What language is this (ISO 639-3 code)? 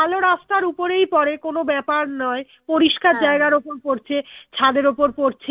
ben